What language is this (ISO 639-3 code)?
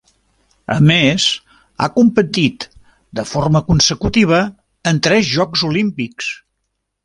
cat